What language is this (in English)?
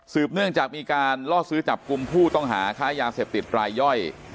Thai